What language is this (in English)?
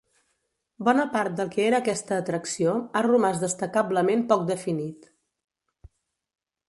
Catalan